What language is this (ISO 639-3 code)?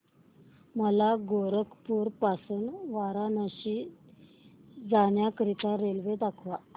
mar